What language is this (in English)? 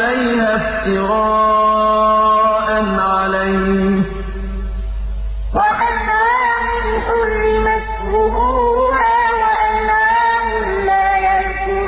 Arabic